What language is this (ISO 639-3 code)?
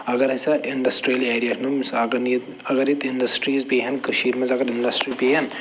kas